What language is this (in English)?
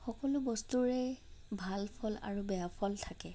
Assamese